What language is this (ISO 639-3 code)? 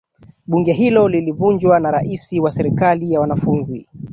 swa